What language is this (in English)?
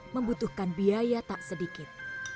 Indonesian